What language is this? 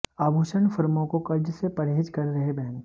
Hindi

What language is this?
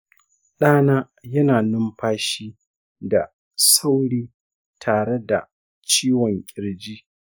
Hausa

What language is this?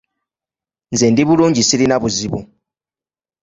Ganda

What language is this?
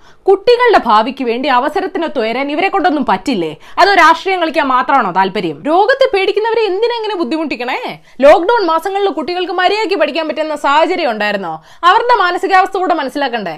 Malayalam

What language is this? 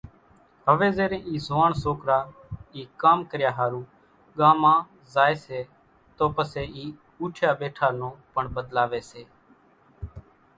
Kachi Koli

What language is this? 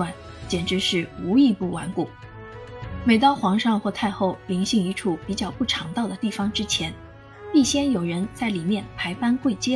Chinese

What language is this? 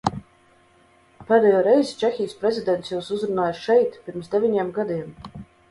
Latvian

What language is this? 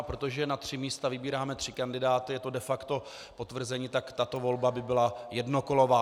Czech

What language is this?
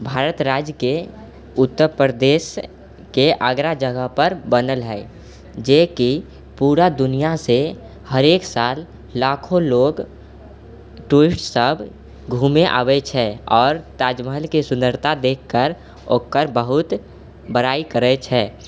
Maithili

